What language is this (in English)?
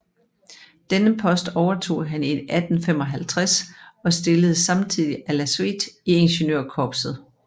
Danish